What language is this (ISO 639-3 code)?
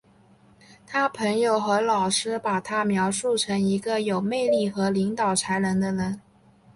zho